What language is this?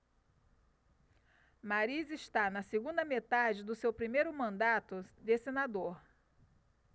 Portuguese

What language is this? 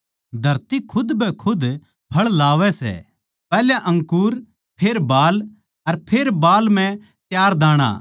Haryanvi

